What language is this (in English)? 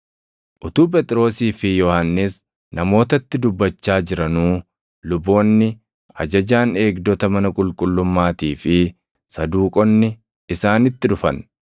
Oromo